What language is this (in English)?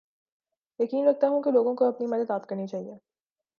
Urdu